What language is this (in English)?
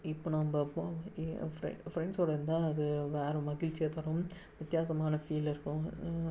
Tamil